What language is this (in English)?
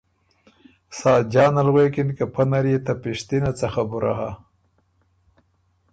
Ormuri